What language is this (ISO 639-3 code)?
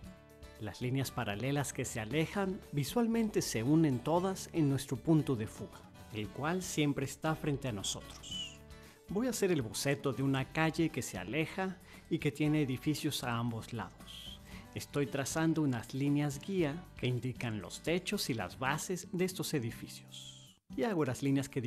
spa